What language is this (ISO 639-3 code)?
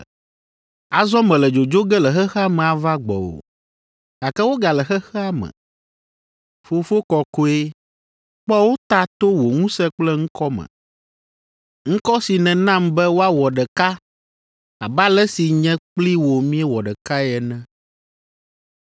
ewe